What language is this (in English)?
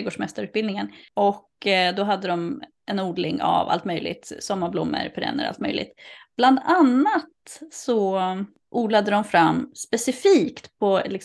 Swedish